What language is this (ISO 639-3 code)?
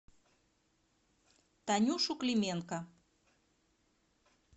rus